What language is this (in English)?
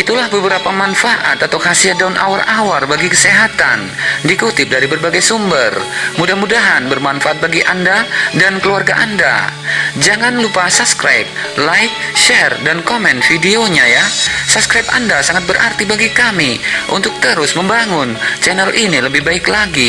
Indonesian